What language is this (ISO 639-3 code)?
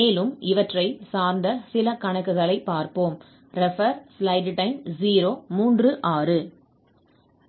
tam